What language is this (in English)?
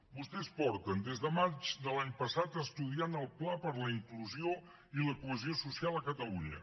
Catalan